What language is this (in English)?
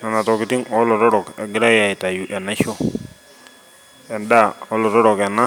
Masai